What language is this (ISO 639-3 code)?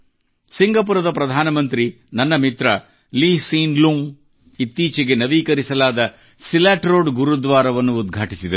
kan